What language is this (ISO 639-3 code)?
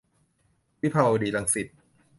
tha